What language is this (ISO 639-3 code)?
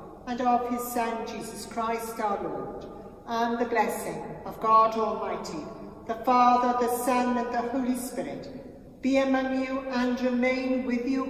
eng